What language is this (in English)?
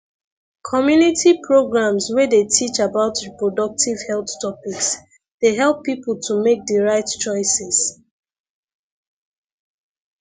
Nigerian Pidgin